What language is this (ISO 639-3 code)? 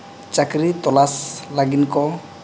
sat